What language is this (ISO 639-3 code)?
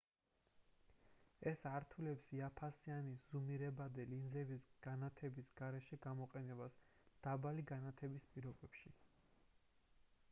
kat